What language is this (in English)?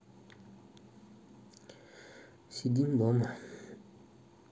Russian